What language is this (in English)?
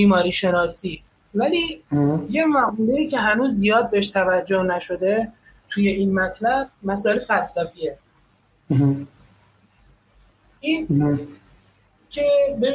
Persian